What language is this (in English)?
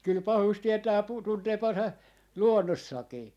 Finnish